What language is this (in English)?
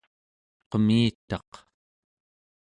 Central Yupik